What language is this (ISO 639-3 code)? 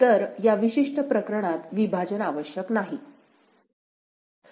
mar